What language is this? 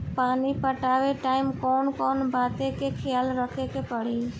Bhojpuri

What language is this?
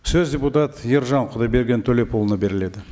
Kazakh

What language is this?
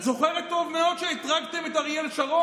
Hebrew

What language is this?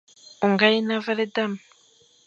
Fang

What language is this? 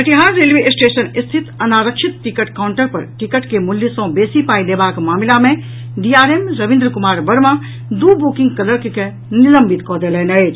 Maithili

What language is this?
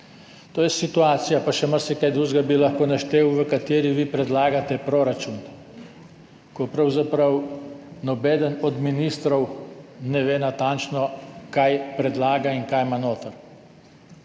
Slovenian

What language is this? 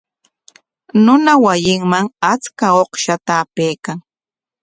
Corongo Ancash Quechua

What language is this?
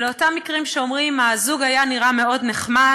Hebrew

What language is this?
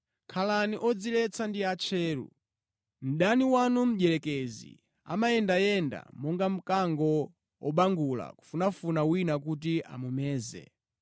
Nyanja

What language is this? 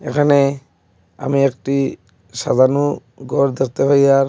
Bangla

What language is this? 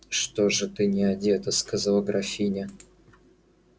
Russian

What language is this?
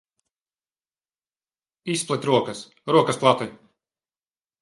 Latvian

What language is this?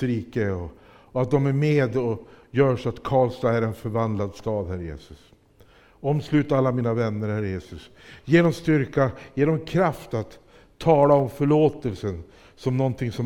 Swedish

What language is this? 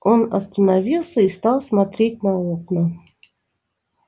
Russian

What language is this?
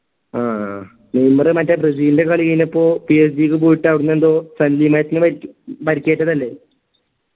Malayalam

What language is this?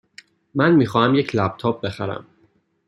Persian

